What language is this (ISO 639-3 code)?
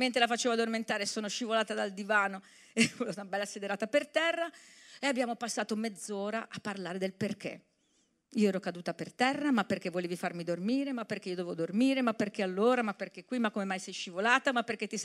ita